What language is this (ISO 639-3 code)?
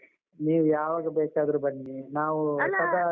kan